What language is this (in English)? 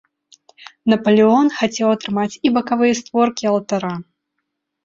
Belarusian